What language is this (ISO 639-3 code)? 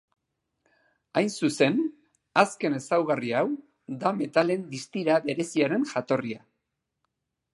eus